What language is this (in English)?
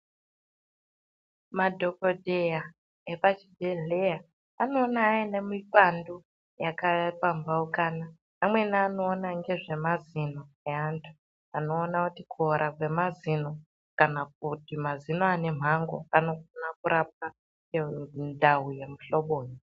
Ndau